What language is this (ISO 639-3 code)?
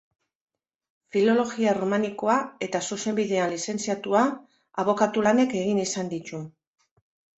eus